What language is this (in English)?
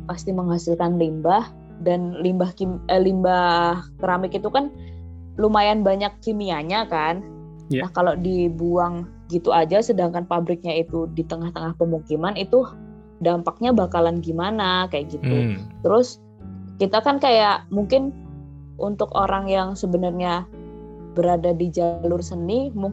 Indonesian